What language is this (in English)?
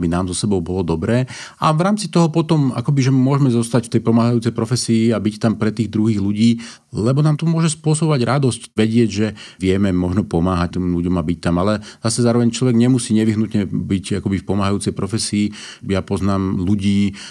Slovak